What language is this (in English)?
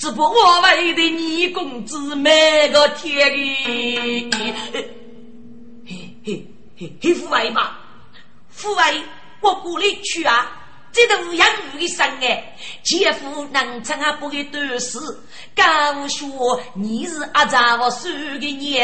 Chinese